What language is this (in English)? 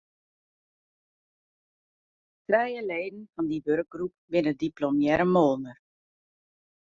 Western Frisian